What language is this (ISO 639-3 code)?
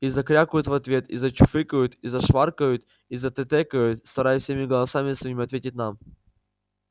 rus